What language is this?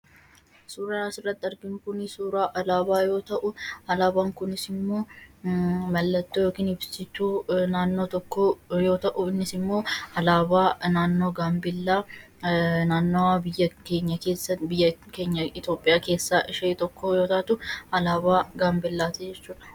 Oromo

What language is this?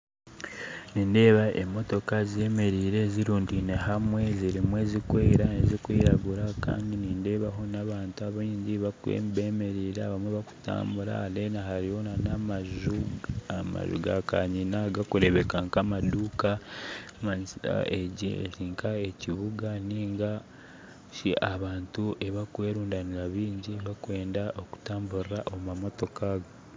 Nyankole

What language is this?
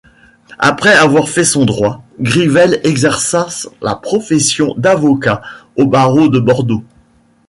French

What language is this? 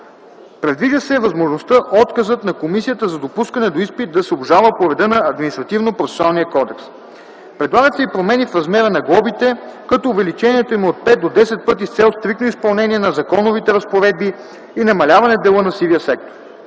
Bulgarian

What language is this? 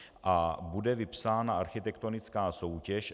Czech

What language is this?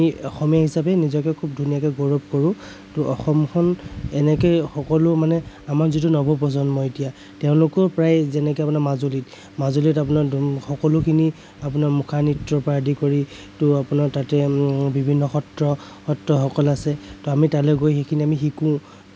Assamese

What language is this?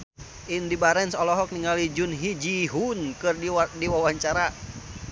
Sundanese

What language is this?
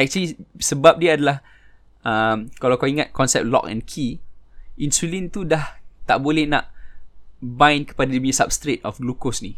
Malay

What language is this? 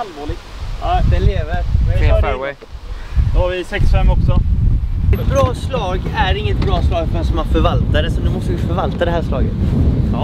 Swedish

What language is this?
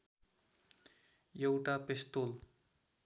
Nepali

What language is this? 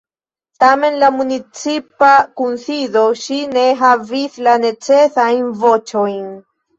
Esperanto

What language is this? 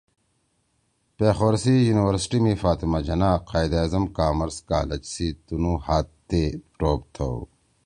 Torwali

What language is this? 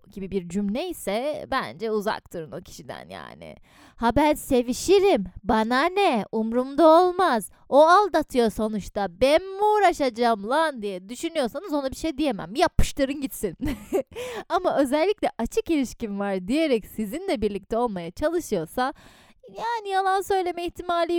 Turkish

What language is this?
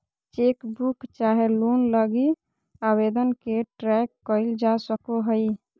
Magahi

